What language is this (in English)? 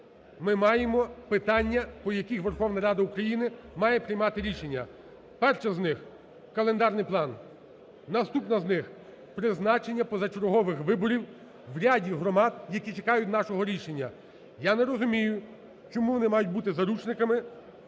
Ukrainian